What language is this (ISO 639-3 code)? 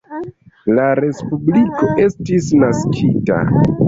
epo